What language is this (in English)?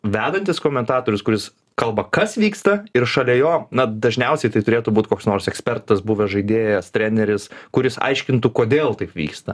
Lithuanian